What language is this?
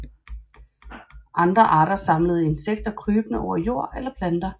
Danish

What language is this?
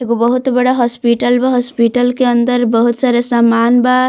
Bhojpuri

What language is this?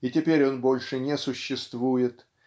Russian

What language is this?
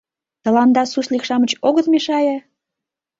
Mari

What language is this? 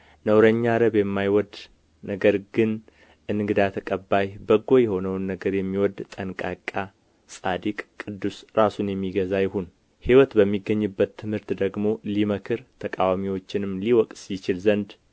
Amharic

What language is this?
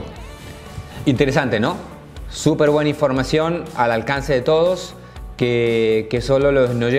Spanish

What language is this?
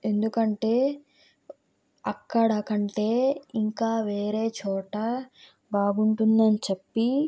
Telugu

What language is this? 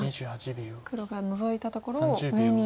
Japanese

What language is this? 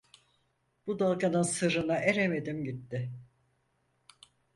Turkish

